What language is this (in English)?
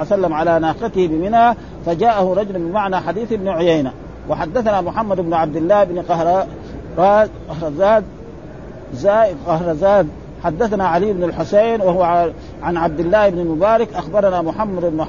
Arabic